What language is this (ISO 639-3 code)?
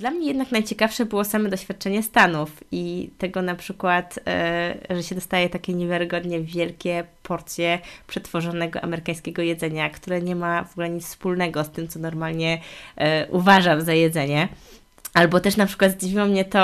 pol